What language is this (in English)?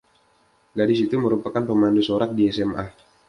Indonesian